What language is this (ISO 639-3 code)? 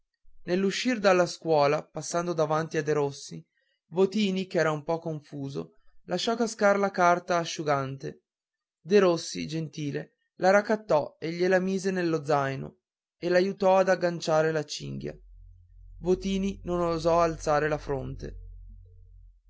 ita